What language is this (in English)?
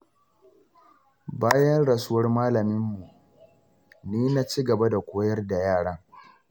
Hausa